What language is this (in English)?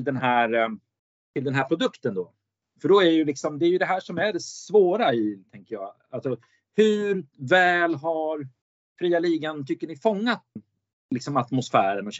Swedish